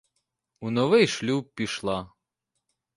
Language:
Ukrainian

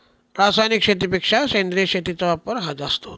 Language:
Marathi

